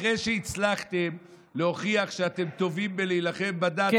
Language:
Hebrew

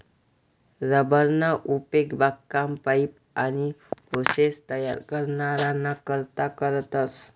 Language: Marathi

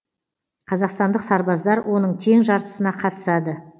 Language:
Kazakh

